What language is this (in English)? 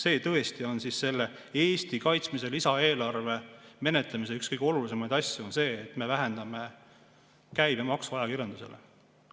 Estonian